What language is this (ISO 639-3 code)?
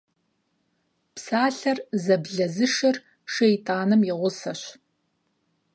kbd